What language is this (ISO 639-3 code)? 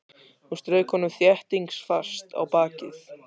isl